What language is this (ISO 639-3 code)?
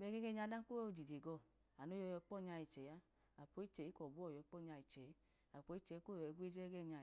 idu